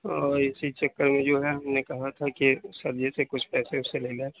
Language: Urdu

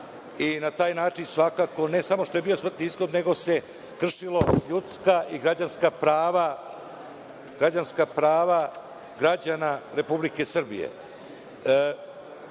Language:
Serbian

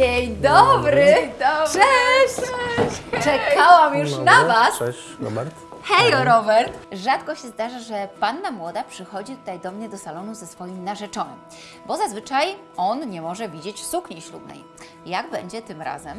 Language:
Polish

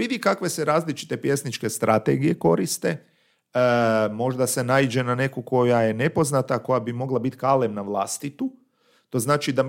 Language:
Croatian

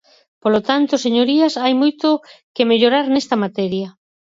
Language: Galician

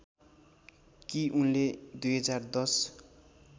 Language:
Nepali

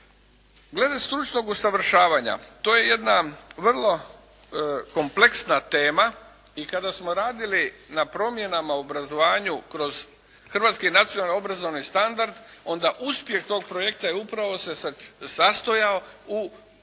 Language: Croatian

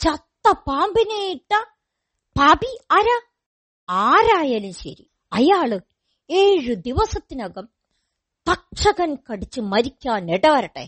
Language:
Malayalam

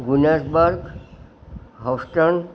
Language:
Gujarati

